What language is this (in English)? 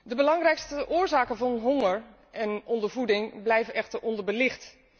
Dutch